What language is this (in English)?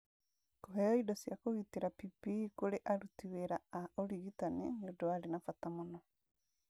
Kikuyu